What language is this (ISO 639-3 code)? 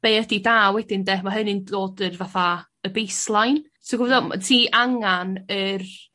cym